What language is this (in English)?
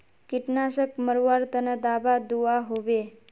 Magahi